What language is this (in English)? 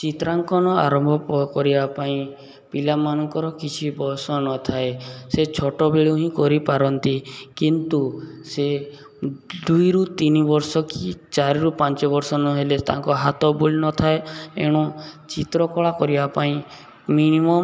Odia